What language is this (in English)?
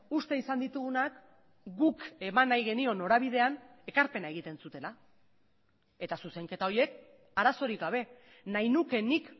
Basque